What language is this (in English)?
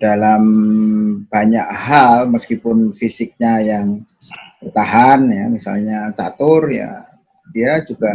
Indonesian